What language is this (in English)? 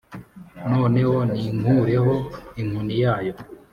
Kinyarwanda